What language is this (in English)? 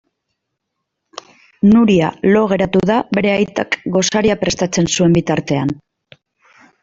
Basque